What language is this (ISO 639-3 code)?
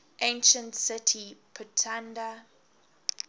eng